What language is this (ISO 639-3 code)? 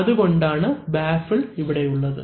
mal